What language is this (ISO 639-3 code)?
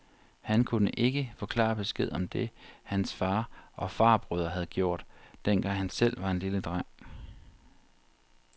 dan